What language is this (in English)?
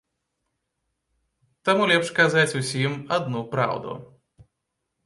Belarusian